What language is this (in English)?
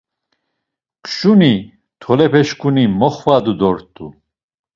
Laz